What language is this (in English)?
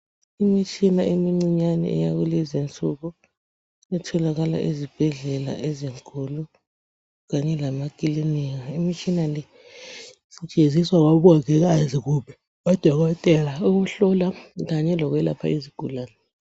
North Ndebele